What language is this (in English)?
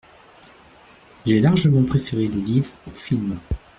French